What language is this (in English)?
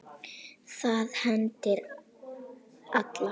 Icelandic